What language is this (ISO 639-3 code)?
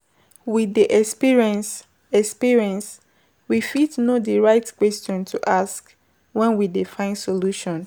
pcm